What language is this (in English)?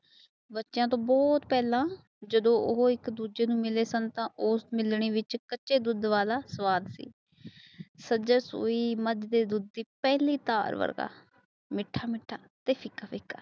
Punjabi